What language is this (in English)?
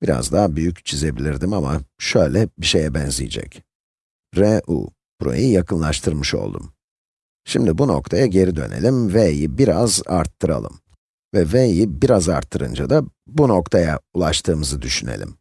Turkish